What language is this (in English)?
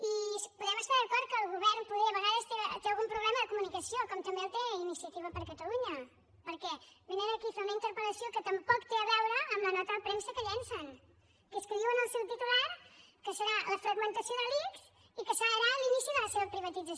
Catalan